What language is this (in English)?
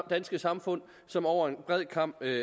Danish